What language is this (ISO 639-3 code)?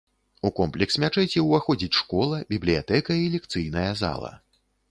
bel